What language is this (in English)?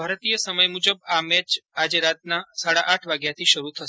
Gujarati